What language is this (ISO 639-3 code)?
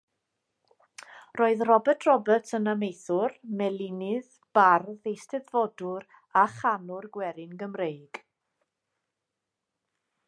cym